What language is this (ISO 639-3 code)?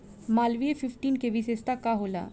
bho